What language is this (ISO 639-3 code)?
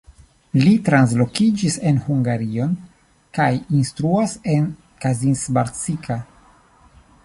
epo